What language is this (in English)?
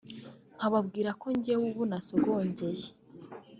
Kinyarwanda